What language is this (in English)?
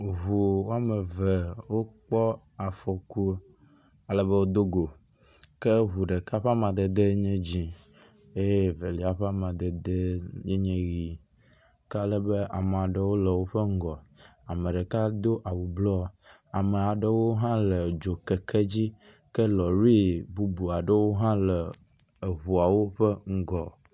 Ewe